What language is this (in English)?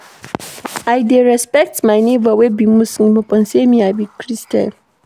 Nigerian Pidgin